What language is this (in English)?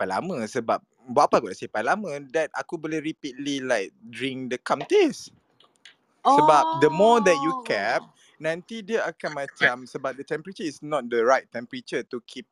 Malay